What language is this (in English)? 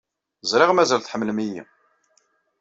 Kabyle